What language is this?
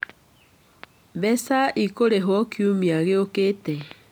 Kikuyu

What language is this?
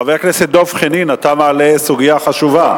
Hebrew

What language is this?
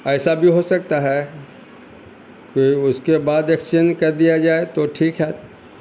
Urdu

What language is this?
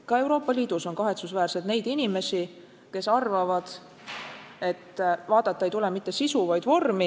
Estonian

